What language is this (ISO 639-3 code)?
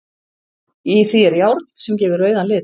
isl